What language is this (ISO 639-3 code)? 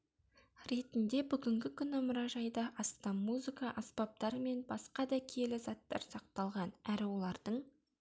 kaz